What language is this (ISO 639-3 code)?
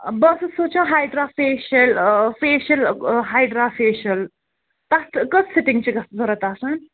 kas